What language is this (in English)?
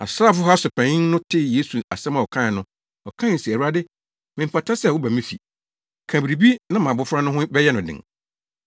Akan